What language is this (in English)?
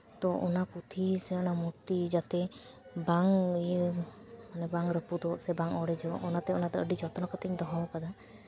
Santali